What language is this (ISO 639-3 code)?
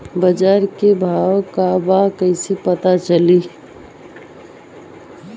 bho